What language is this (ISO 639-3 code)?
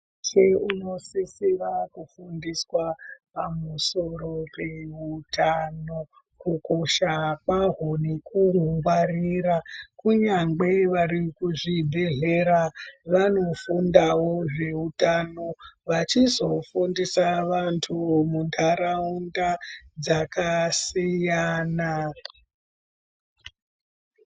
ndc